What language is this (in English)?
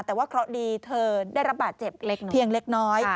Thai